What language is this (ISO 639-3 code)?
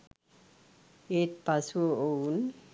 sin